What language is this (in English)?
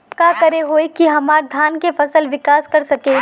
Bhojpuri